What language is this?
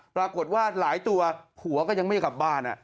Thai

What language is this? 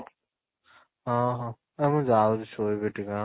Odia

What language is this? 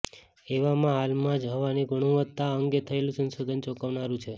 Gujarati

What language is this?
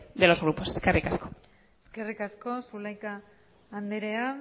Basque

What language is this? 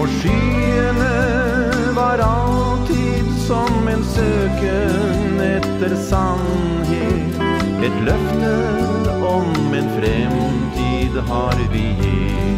Norwegian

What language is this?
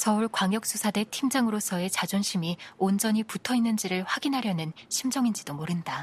Korean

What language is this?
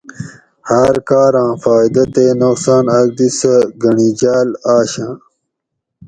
Gawri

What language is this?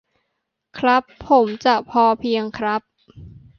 Thai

